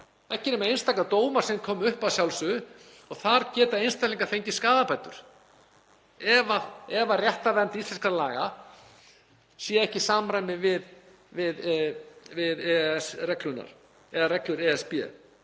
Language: Icelandic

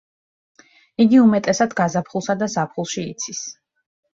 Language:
Georgian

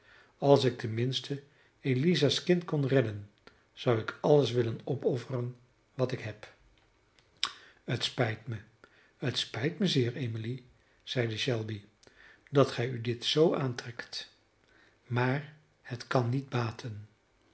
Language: Dutch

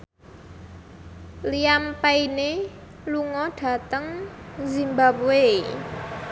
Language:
Javanese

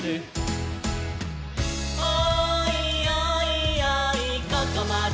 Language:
Japanese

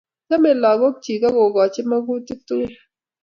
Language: Kalenjin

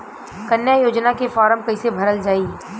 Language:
Bhojpuri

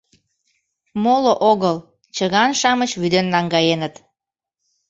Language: Mari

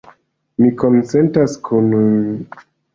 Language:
Esperanto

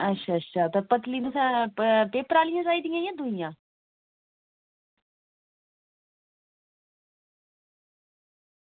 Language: Dogri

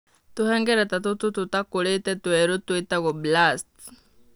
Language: Kikuyu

